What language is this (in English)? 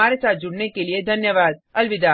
Hindi